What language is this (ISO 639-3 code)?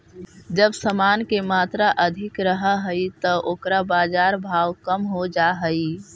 mag